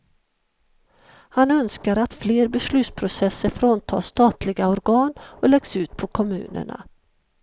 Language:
Swedish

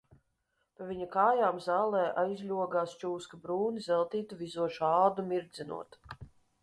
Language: Latvian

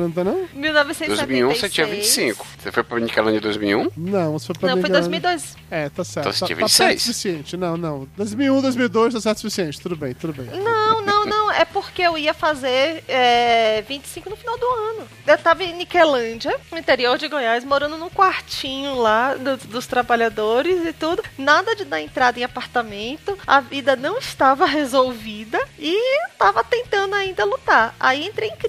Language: Portuguese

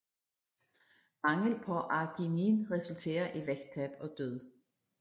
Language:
Danish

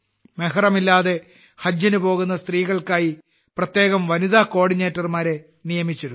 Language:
Malayalam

